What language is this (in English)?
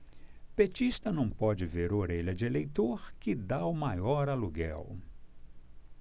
Portuguese